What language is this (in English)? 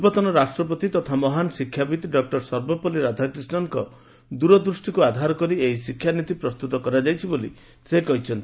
Odia